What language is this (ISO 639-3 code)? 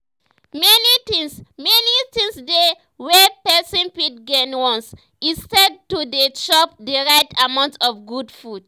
pcm